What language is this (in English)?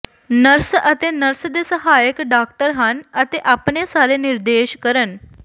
Punjabi